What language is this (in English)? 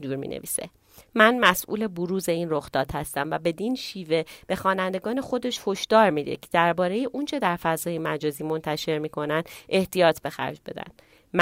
Persian